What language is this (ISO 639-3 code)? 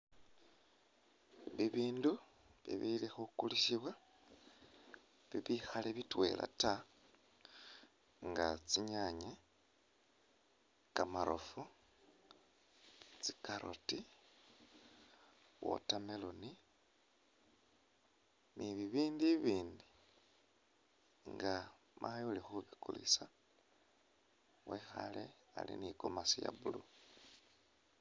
myx